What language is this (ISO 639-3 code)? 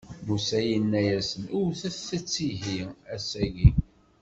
kab